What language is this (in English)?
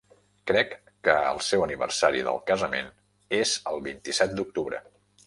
Catalan